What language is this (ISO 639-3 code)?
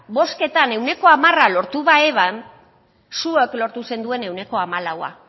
eus